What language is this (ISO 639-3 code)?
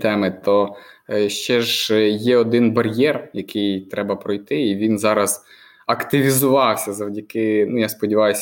ukr